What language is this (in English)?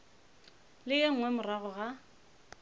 Northern Sotho